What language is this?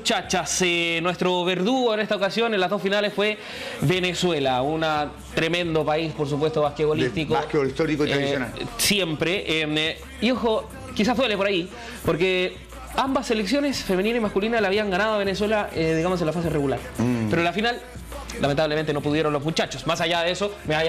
Spanish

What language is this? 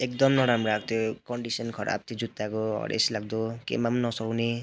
Nepali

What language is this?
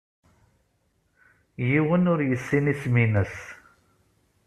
Kabyle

